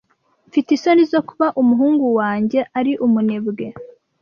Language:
Kinyarwanda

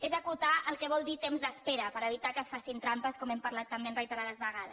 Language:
Catalan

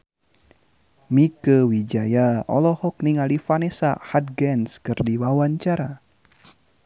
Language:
Sundanese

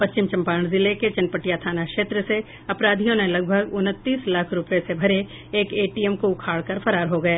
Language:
Hindi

